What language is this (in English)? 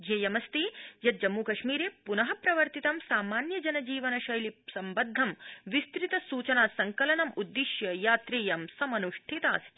Sanskrit